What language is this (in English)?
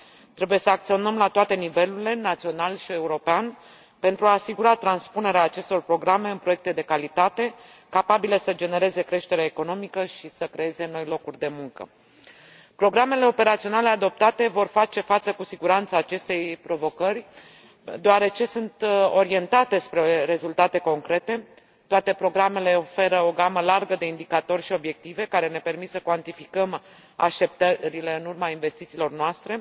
Romanian